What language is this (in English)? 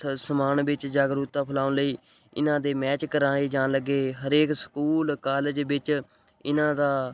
Punjabi